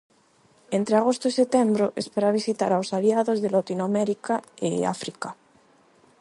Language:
Galician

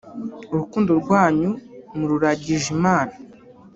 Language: Kinyarwanda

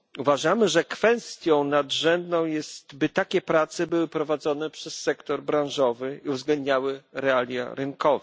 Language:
Polish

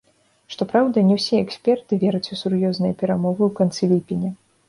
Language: Belarusian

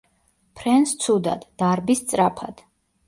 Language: Georgian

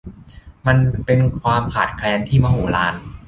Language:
Thai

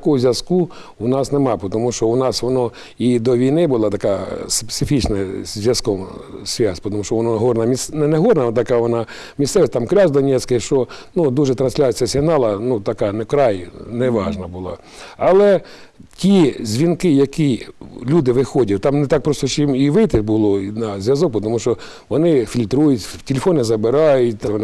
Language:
Ukrainian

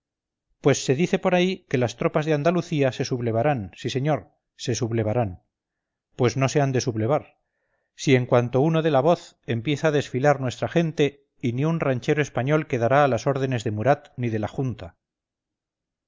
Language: Spanish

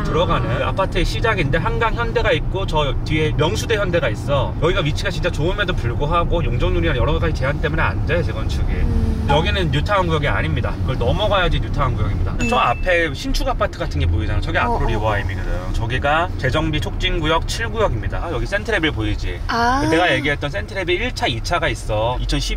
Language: Korean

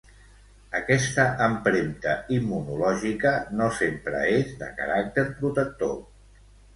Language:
Catalan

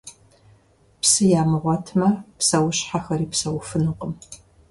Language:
Kabardian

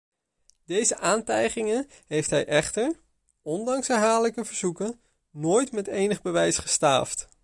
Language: Dutch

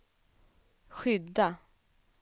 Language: Swedish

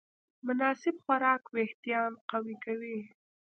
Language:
Pashto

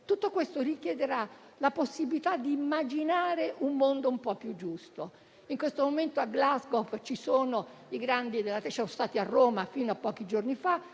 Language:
Italian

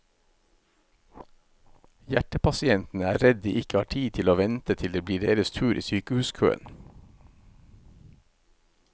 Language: Norwegian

